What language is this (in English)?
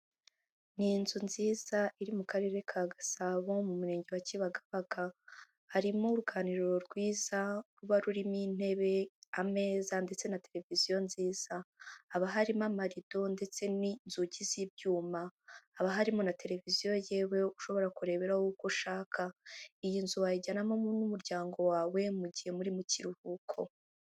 Kinyarwanda